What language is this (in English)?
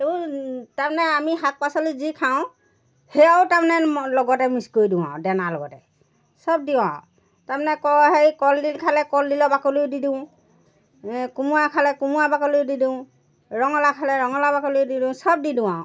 Assamese